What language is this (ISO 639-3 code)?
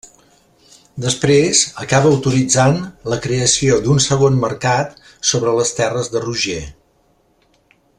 cat